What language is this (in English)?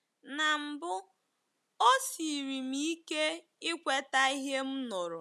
Igbo